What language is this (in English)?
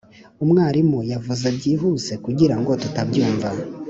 Kinyarwanda